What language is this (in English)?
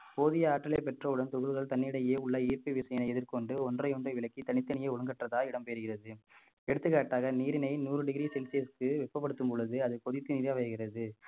Tamil